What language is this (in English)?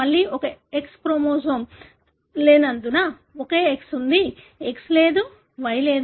Telugu